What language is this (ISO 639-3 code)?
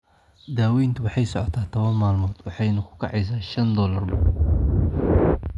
som